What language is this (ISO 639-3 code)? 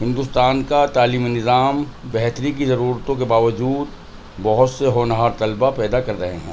urd